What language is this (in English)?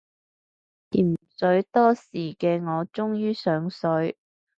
Cantonese